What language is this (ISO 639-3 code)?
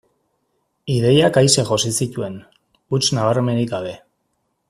eus